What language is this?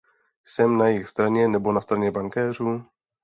Czech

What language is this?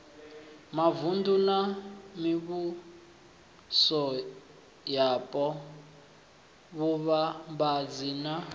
Venda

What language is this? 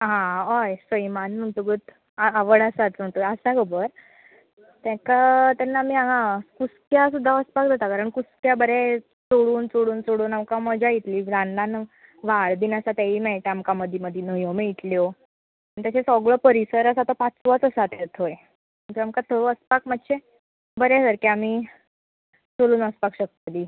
Konkani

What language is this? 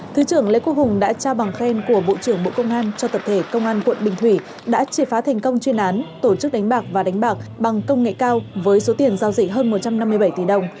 Vietnamese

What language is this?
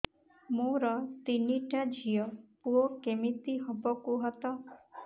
Odia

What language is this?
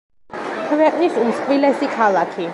Georgian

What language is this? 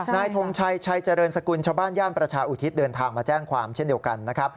Thai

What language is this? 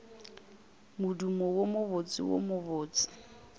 Northern Sotho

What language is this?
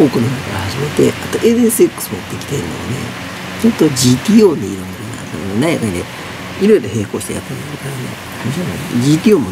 Japanese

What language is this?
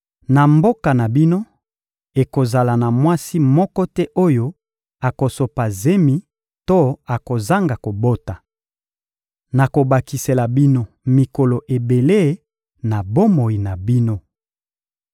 Lingala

